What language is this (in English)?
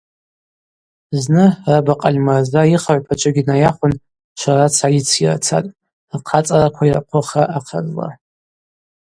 Abaza